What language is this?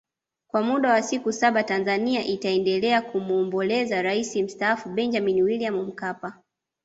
Swahili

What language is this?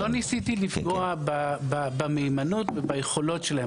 Hebrew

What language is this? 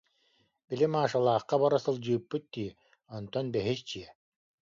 Yakut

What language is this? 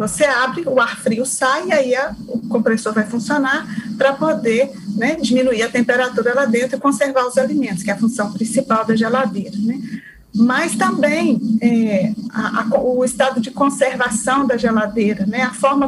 Portuguese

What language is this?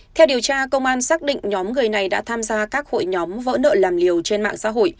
Vietnamese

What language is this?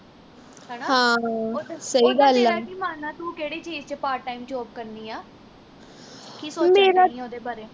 Punjabi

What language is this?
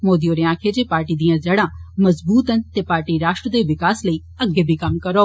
Dogri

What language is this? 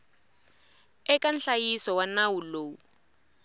Tsonga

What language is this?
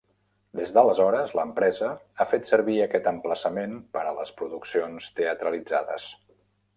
Catalan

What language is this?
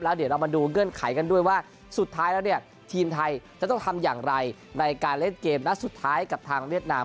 Thai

